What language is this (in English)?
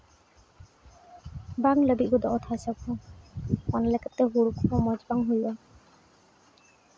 Santali